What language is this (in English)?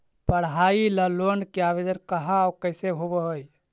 Magahi